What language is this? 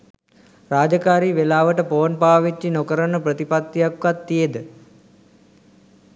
Sinhala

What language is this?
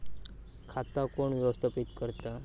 Marathi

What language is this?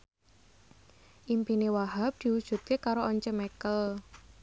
Javanese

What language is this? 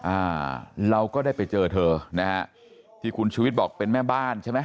Thai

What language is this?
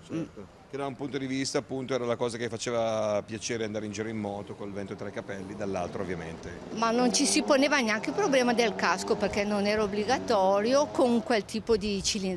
Italian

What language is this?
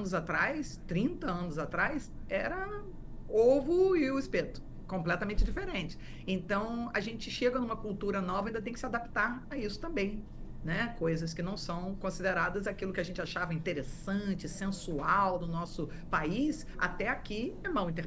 Portuguese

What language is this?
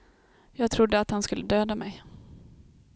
Swedish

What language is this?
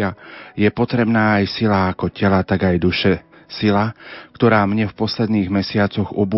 Slovak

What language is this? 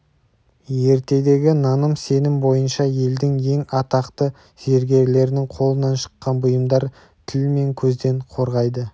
Kazakh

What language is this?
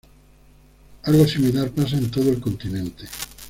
Spanish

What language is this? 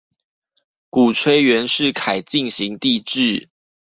Chinese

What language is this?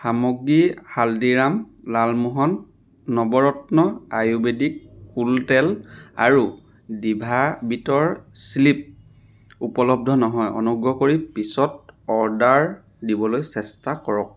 Assamese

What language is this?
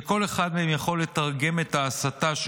Hebrew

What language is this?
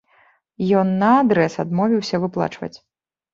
Belarusian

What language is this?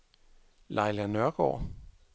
Danish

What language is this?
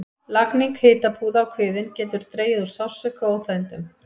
Icelandic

